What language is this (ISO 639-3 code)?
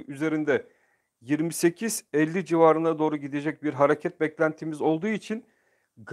tur